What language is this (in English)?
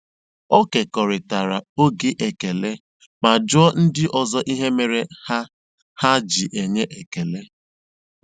Igbo